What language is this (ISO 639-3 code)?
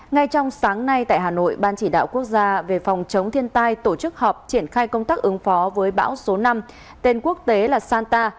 vie